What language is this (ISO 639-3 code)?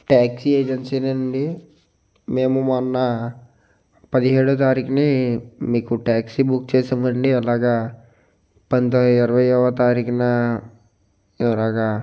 tel